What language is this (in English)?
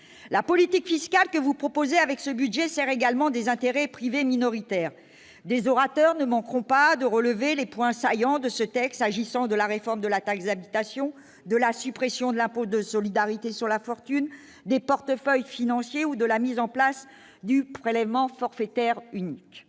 French